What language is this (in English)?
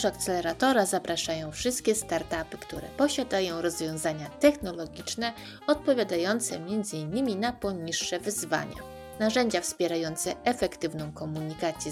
Polish